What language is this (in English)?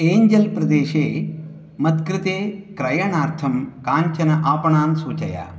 Sanskrit